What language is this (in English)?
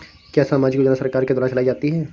Hindi